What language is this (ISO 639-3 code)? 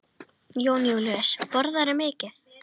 isl